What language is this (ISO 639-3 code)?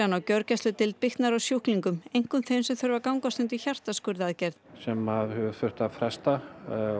isl